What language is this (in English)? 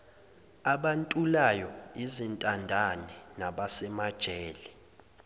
Zulu